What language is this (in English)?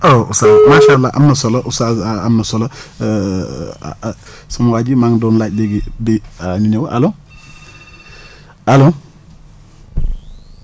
Wolof